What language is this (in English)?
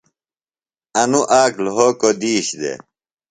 Phalura